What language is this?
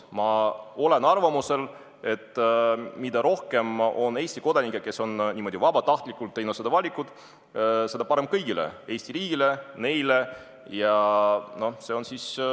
Estonian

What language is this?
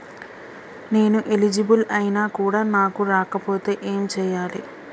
Telugu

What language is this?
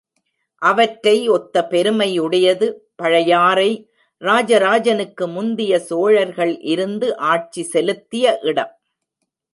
Tamil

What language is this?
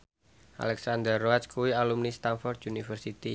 Javanese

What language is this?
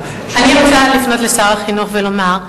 Hebrew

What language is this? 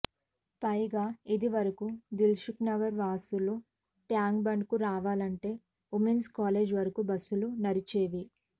Telugu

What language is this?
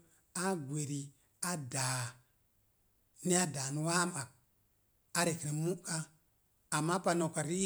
Mom Jango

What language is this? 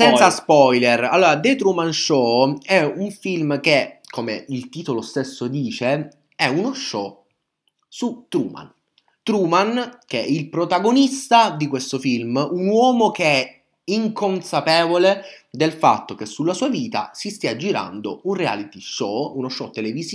Italian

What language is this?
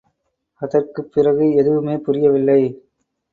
Tamil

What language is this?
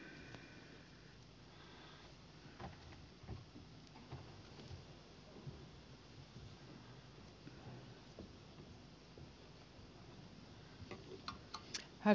Finnish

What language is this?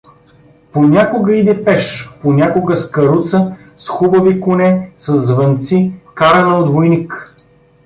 Bulgarian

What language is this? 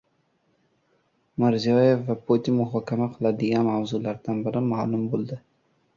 Uzbek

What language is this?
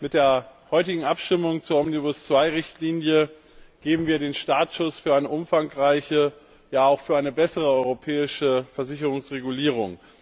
German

